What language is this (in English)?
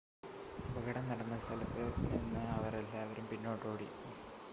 Malayalam